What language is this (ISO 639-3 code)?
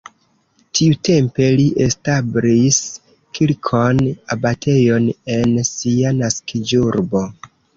epo